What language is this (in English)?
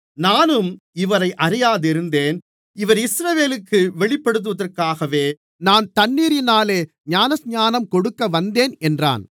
Tamil